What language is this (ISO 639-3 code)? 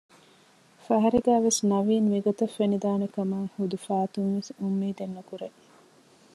div